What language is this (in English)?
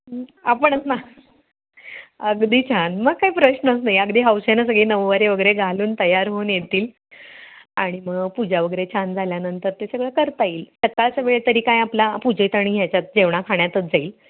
Marathi